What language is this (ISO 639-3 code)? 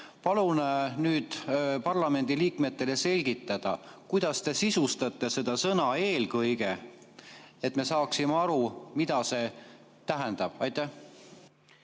est